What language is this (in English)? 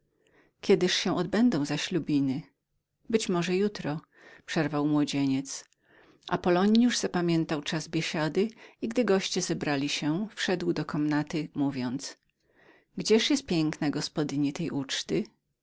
Polish